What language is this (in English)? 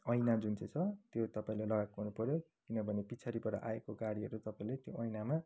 Nepali